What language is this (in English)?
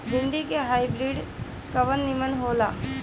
Bhojpuri